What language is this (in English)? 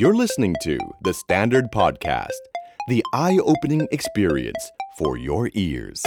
Thai